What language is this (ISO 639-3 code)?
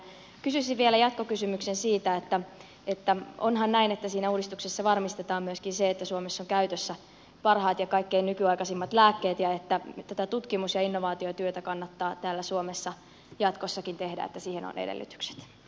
fin